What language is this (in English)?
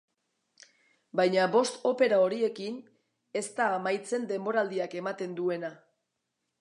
Basque